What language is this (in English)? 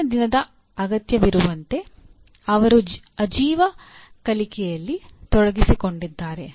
Kannada